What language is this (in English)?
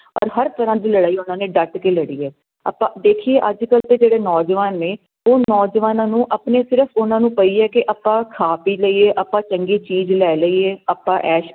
Punjabi